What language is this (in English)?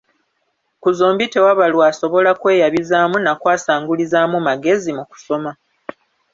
Ganda